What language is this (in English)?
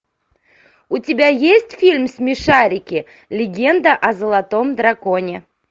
Russian